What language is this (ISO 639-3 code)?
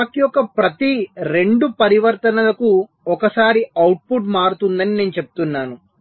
tel